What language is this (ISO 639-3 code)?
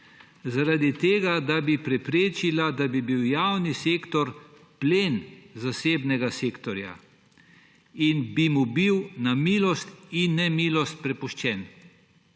slv